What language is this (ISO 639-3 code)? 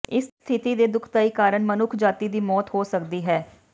pan